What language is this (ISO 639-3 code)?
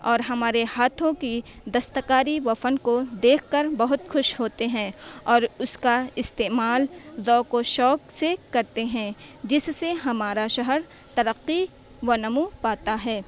urd